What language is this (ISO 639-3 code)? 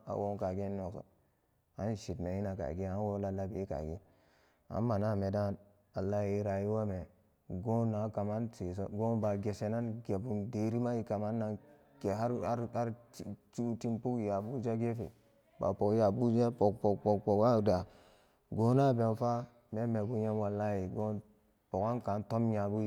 ccg